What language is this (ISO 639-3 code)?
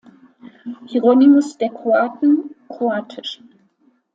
deu